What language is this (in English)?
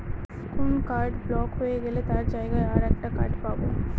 Bangla